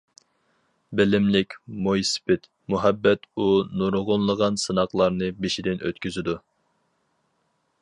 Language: Uyghur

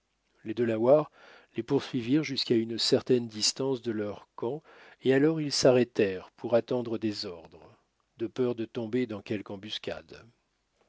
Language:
French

